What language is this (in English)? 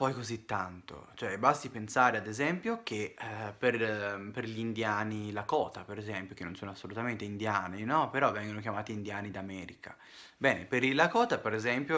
Italian